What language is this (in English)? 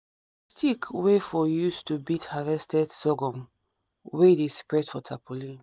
Nigerian Pidgin